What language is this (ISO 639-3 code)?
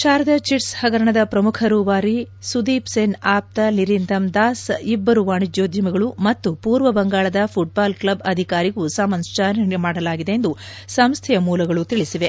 kan